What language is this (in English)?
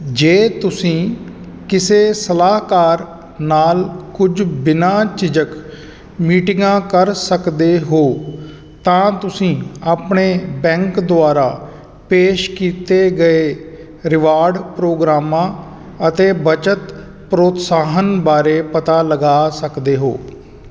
Punjabi